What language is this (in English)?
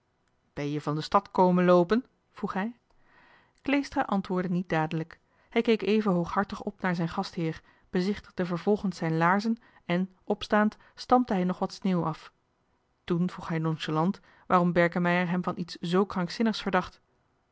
Dutch